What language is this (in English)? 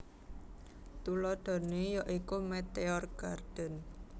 Javanese